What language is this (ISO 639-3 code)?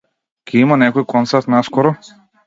mkd